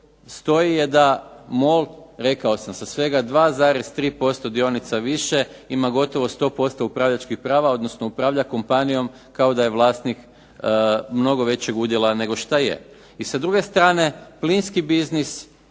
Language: Croatian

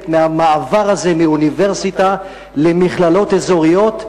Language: Hebrew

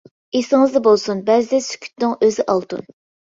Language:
Uyghur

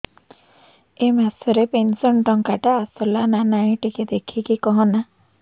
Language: Odia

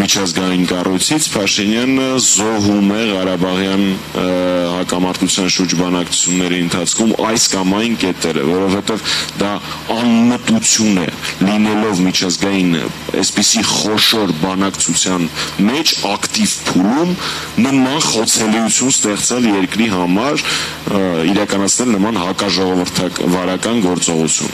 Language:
Romanian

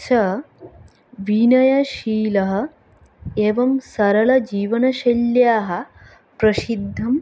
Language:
Sanskrit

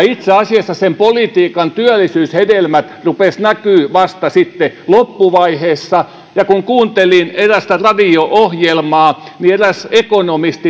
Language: Finnish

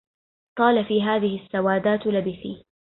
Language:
Arabic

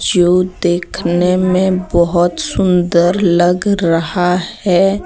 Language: Hindi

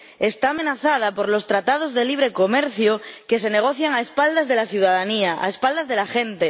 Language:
Spanish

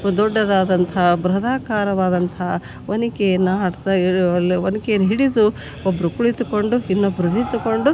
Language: Kannada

